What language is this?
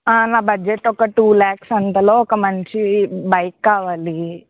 Telugu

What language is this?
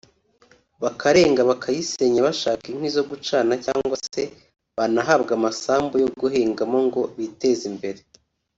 Kinyarwanda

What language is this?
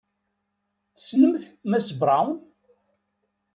Kabyle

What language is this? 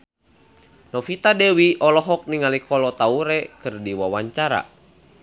Sundanese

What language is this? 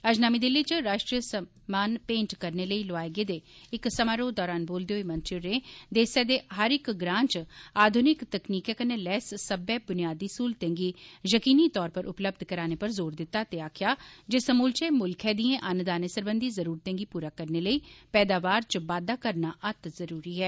Dogri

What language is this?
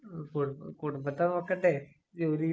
Malayalam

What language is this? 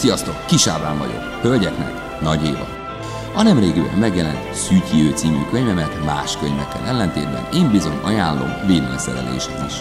Hungarian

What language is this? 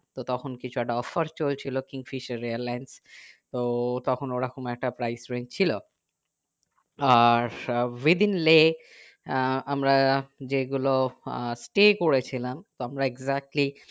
Bangla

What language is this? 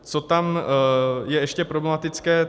Czech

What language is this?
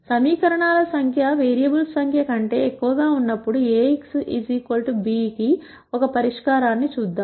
Telugu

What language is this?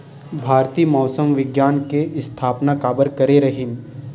Chhattisgarhi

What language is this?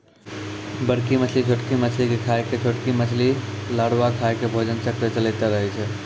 Maithili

